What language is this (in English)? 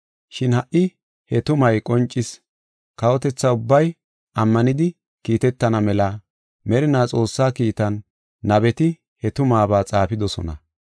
Gofa